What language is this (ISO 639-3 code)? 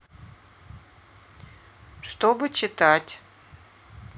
rus